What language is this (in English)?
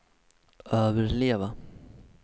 Swedish